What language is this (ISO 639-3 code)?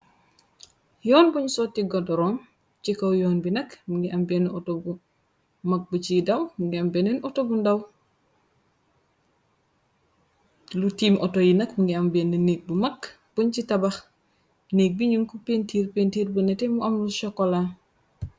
wol